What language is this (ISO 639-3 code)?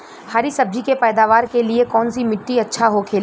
bho